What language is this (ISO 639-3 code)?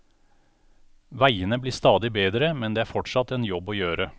nor